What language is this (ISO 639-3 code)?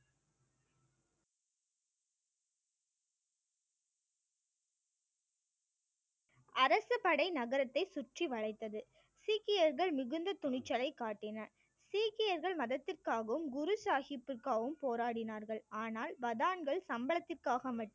tam